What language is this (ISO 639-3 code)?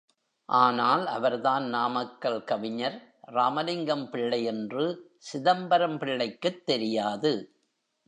tam